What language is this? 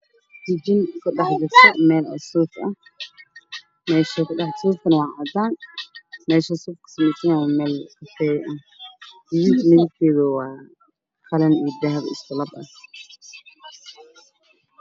Somali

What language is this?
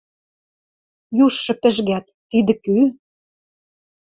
Western Mari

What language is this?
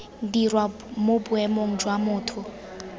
Tswana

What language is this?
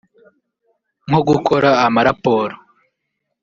Kinyarwanda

